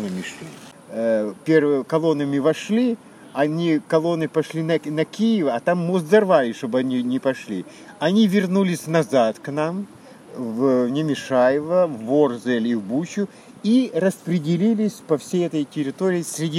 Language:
Russian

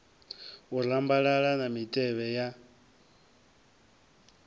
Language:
Venda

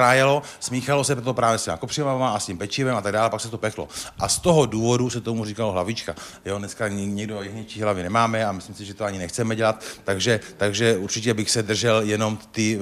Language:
Czech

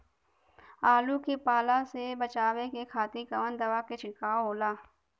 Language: Bhojpuri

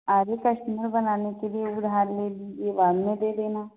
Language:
Hindi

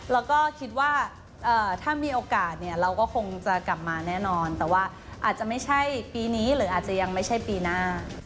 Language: Thai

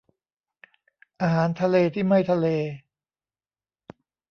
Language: Thai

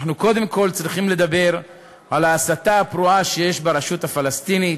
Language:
Hebrew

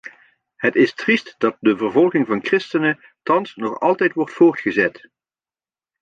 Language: Dutch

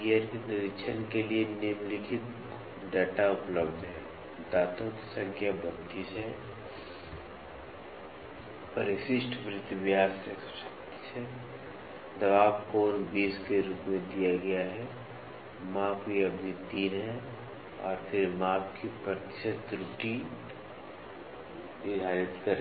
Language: Hindi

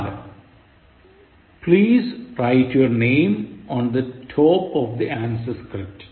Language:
Malayalam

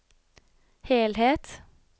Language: Norwegian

